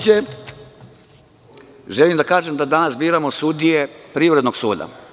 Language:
Serbian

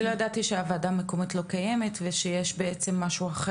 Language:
Hebrew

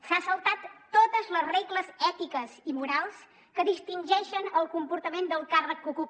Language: Catalan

